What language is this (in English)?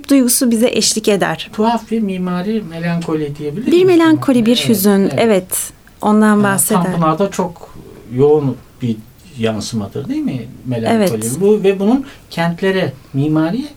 Turkish